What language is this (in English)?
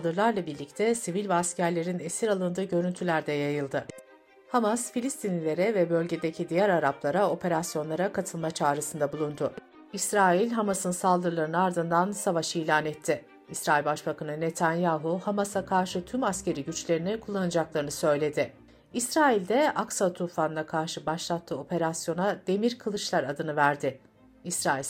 Turkish